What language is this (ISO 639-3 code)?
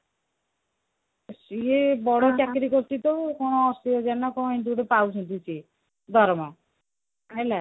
ori